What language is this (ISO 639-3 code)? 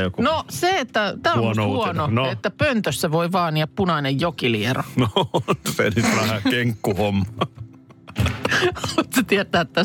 fin